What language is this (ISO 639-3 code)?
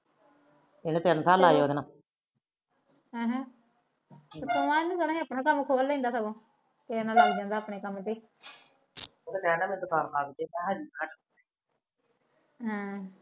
pan